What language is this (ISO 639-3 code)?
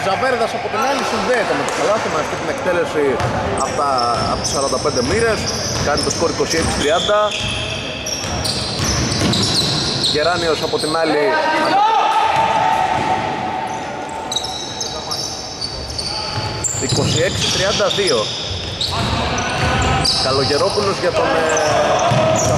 ell